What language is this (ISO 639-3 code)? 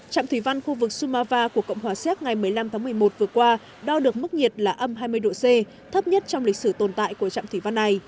vie